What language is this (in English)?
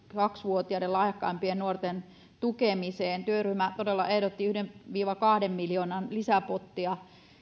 Finnish